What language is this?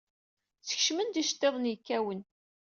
Kabyle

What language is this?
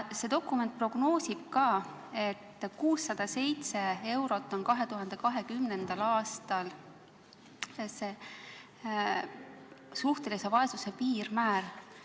Estonian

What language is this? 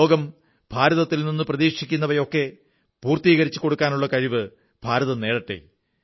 Malayalam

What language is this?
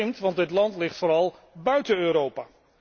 Dutch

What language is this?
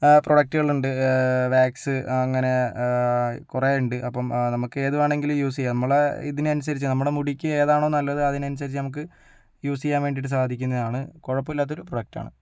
Malayalam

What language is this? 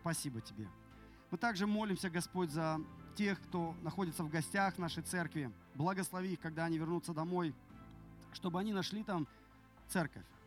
Russian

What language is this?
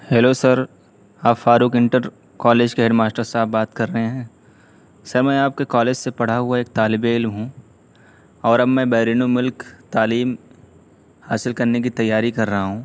Urdu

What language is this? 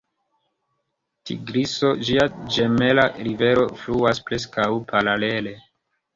Esperanto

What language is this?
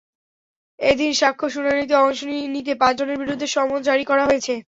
Bangla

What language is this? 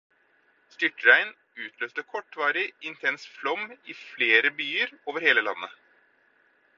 Norwegian Bokmål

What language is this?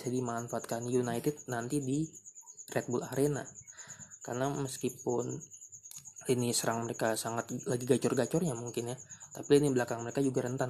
Indonesian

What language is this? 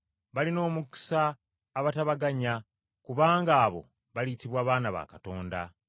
Ganda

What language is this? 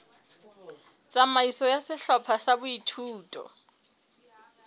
Southern Sotho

